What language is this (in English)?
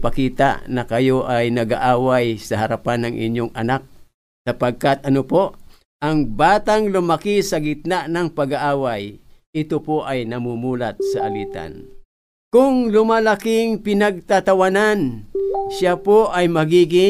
Filipino